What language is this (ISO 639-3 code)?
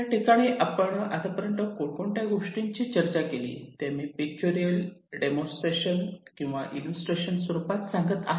mar